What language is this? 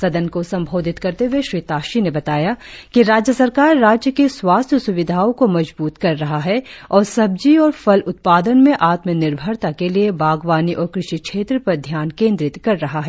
Hindi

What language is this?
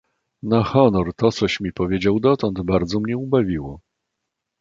Polish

